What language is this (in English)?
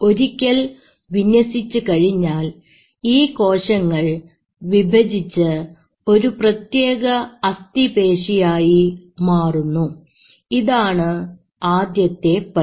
Malayalam